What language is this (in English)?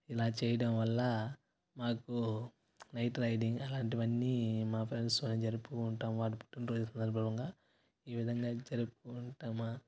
Telugu